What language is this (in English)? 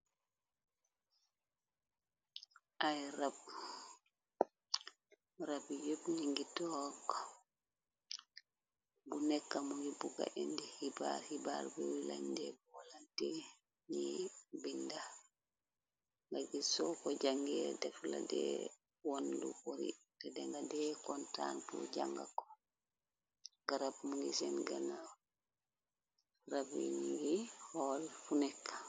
Wolof